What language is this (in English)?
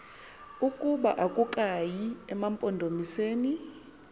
Xhosa